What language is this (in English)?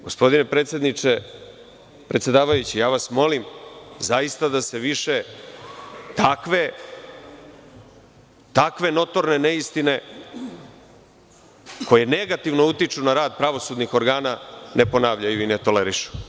Serbian